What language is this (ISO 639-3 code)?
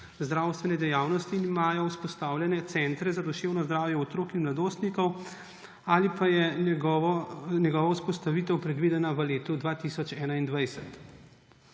slv